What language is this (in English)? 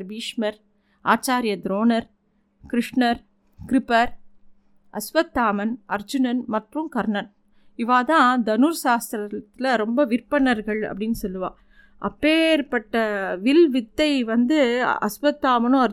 Tamil